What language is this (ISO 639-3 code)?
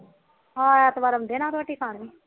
pan